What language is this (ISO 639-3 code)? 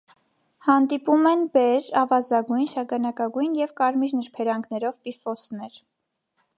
hye